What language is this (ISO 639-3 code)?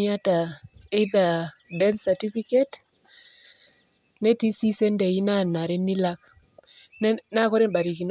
mas